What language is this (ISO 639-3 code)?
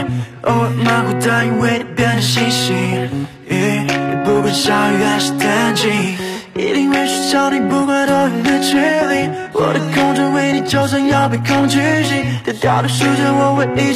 zho